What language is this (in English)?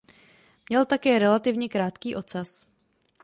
Czech